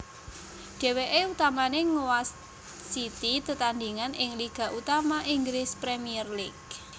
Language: Javanese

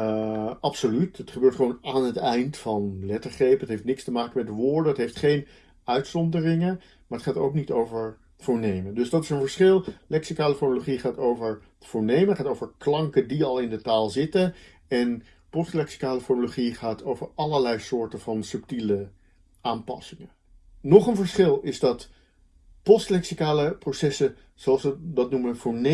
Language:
Dutch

